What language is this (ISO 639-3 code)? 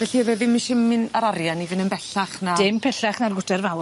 cym